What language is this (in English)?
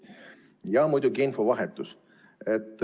Estonian